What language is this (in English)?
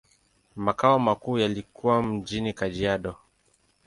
Swahili